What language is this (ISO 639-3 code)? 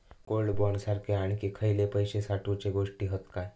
mar